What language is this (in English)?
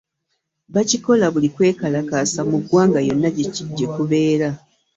Ganda